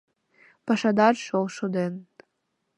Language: Mari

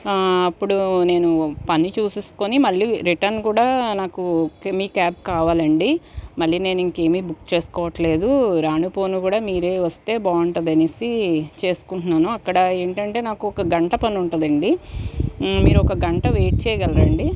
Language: Telugu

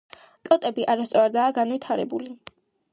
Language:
Georgian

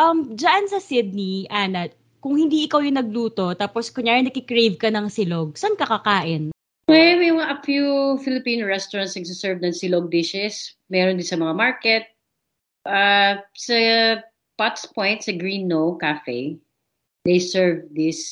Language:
Filipino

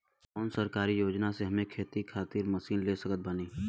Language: Bhojpuri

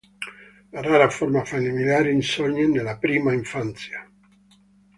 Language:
Italian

